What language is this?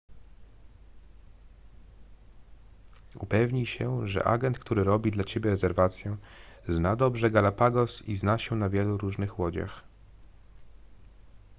Polish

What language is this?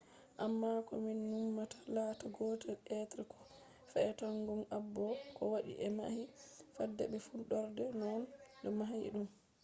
Fula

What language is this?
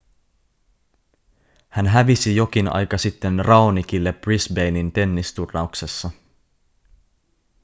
Finnish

